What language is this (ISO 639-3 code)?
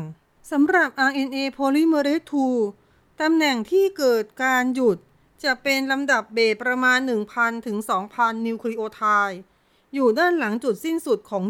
tha